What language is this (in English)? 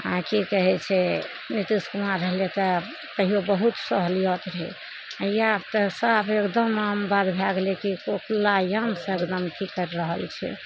Maithili